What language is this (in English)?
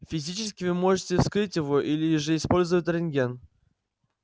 Russian